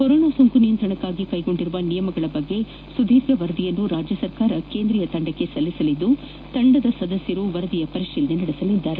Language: Kannada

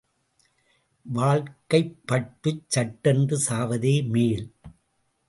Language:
Tamil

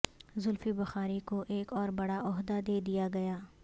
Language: Urdu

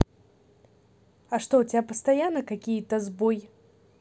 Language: Russian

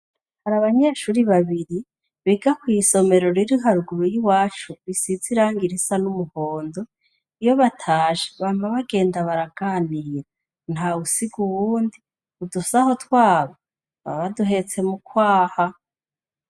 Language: Rundi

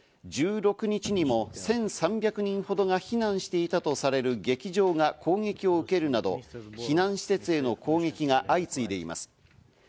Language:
Japanese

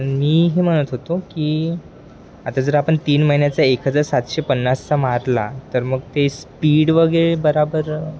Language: Marathi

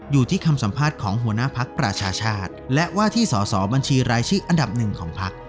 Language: Thai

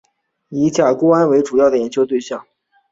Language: Chinese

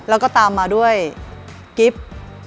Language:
Thai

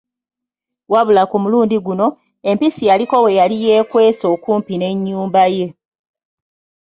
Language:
Ganda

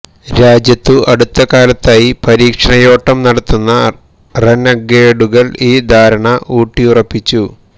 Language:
Malayalam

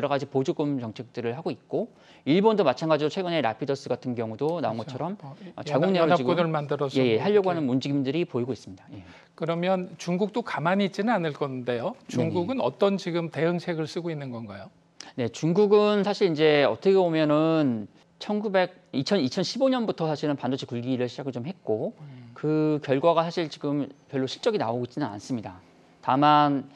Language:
Korean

